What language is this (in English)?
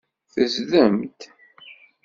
Kabyle